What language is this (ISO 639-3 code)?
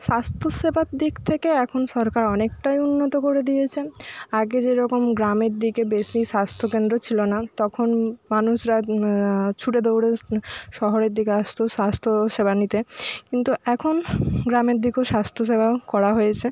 ben